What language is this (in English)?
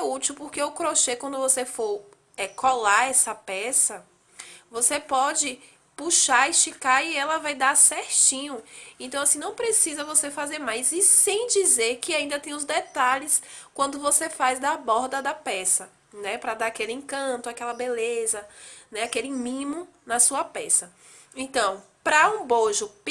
Portuguese